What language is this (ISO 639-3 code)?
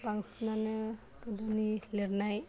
brx